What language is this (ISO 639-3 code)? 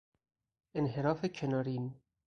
fas